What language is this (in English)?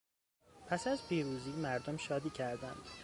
Persian